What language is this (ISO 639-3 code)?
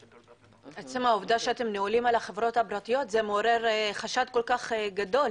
heb